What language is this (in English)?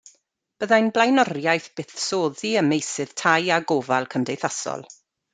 Welsh